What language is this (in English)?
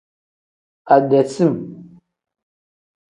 Tem